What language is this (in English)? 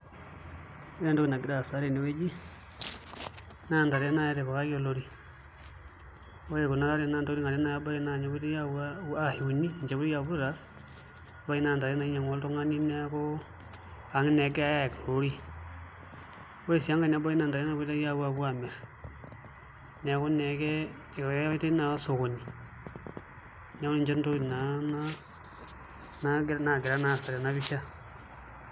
Masai